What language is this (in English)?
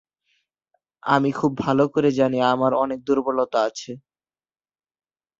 Bangla